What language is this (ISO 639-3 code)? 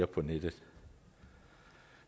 dan